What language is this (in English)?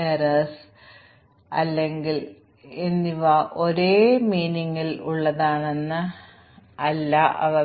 Malayalam